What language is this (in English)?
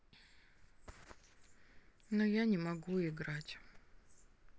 Russian